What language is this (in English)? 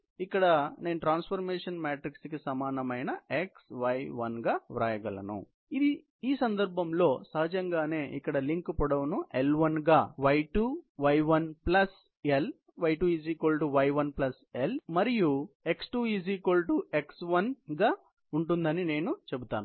Telugu